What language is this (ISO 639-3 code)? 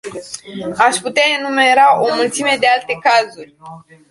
ron